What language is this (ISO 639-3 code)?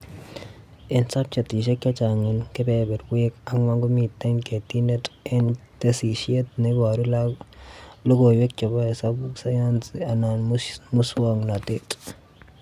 kln